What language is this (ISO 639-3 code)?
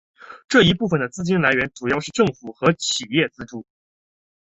zho